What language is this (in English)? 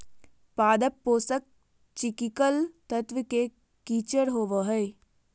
Magahi